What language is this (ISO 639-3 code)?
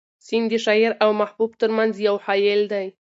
pus